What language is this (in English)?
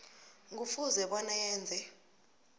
South Ndebele